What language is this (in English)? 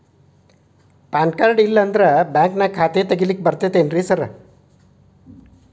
Kannada